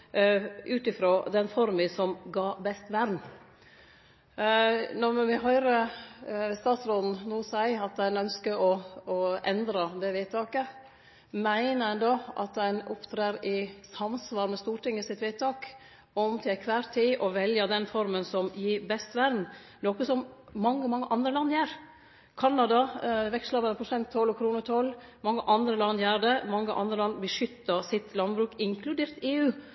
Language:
Norwegian Nynorsk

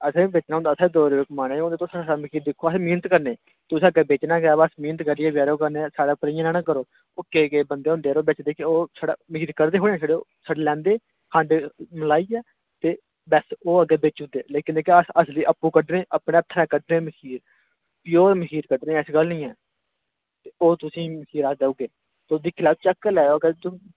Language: Dogri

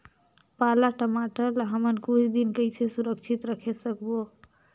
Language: Chhattisgarhi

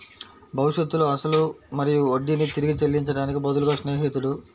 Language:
Telugu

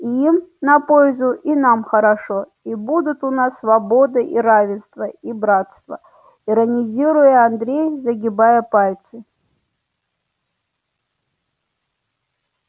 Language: Russian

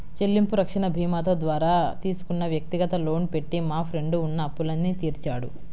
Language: Telugu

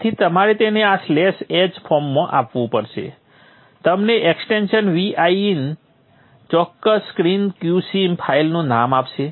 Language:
Gujarati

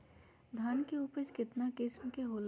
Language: Magahi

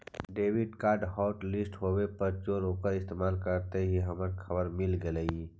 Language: Magahi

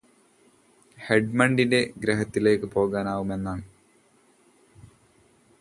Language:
Malayalam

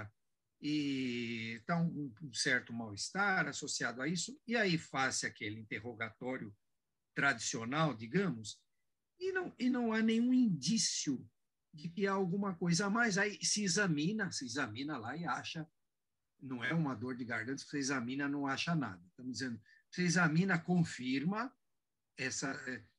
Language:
Portuguese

